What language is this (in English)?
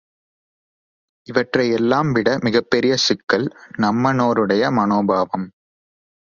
Tamil